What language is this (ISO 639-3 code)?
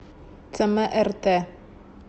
rus